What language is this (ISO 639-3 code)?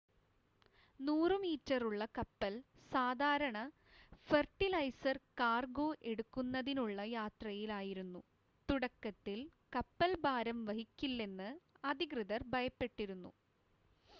mal